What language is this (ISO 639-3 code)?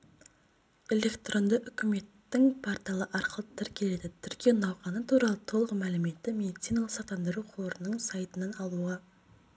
kaz